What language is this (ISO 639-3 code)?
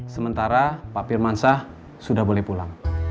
ind